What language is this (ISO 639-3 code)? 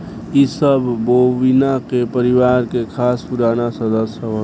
bho